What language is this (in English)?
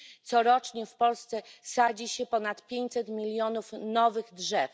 Polish